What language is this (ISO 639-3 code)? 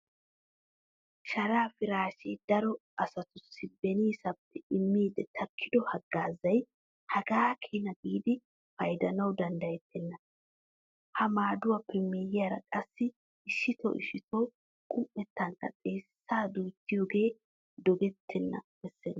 wal